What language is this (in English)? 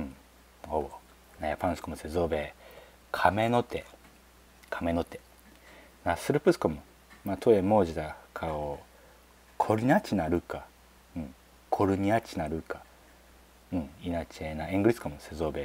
Japanese